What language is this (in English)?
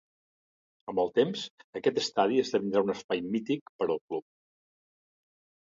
Catalan